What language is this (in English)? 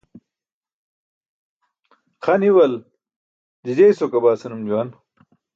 Burushaski